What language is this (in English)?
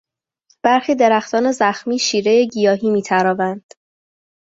Persian